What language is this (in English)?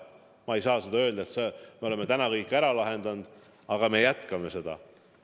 Estonian